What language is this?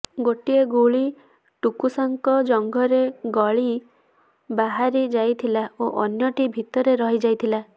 Odia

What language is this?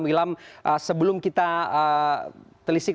Indonesian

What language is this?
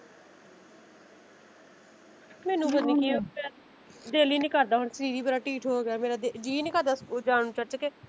Punjabi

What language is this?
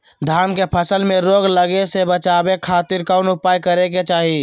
Magahi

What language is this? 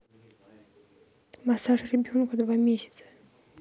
Russian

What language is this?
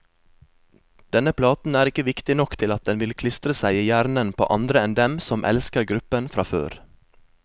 Norwegian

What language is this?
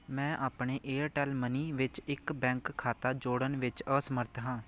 Punjabi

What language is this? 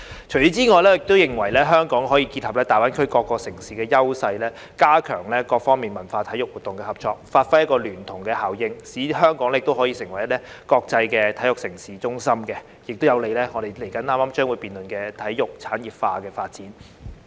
Cantonese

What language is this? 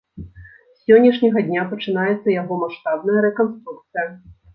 Belarusian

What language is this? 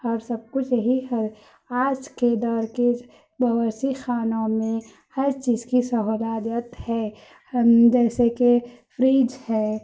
Urdu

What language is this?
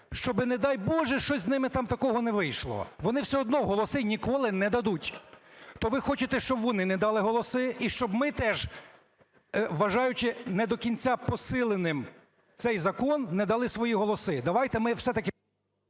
Ukrainian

